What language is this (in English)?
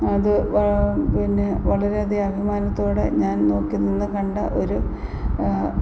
Malayalam